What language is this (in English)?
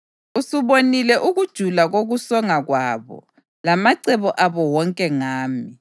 North Ndebele